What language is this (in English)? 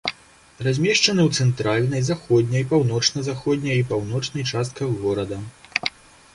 Belarusian